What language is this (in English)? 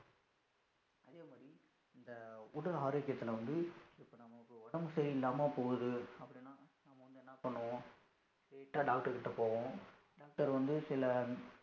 Tamil